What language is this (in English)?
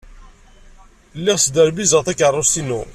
Kabyle